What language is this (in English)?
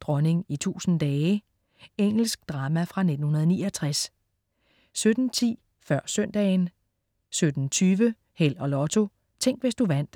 Danish